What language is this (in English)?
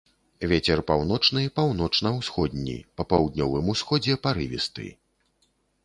Belarusian